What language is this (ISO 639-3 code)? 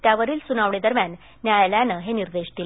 mar